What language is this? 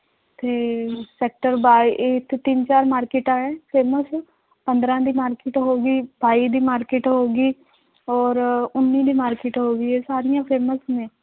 Punjabi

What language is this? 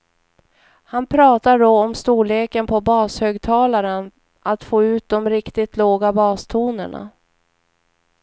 Swedish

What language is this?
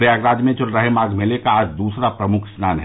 Hindi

